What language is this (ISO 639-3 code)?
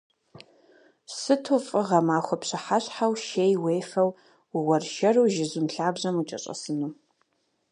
kbd